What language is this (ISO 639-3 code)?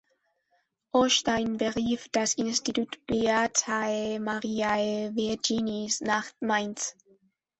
deu